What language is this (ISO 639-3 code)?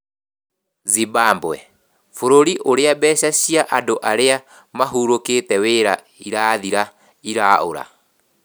kik